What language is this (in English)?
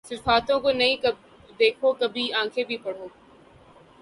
Urdu